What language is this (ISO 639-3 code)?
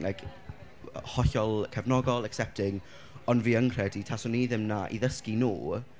cym